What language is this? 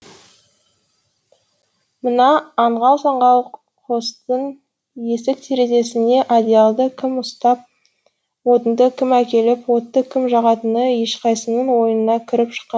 Kazakh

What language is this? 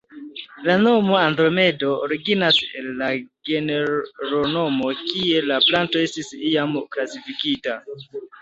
Esperanto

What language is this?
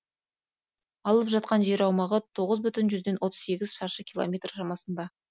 Kazakh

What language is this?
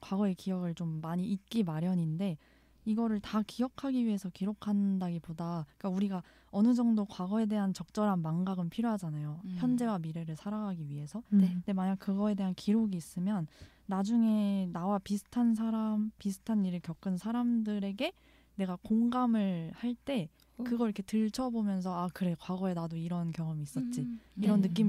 Korean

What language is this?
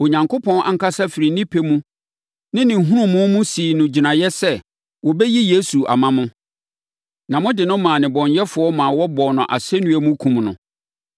Akan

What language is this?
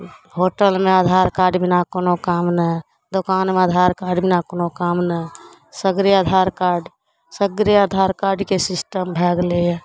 Maithili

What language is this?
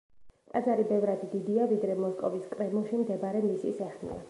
Georgian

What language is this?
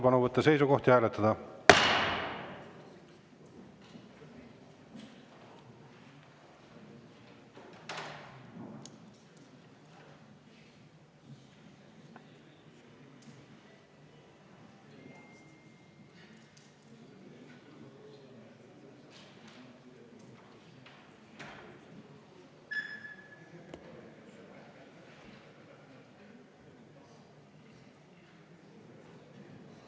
Estonian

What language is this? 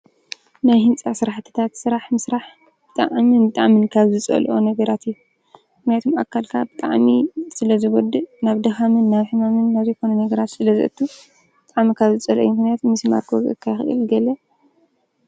Tigrinya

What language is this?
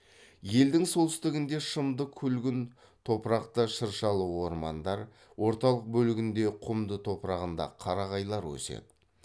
Kazakh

